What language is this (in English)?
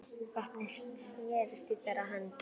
Icelandic